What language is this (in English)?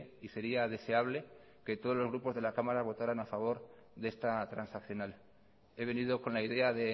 Spanish